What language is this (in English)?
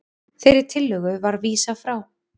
Icelandic